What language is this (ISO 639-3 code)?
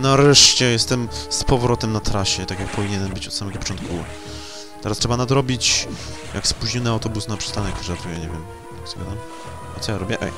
pol